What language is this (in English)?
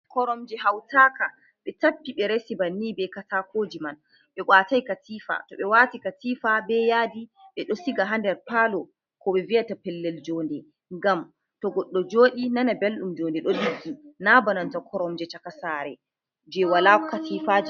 Fula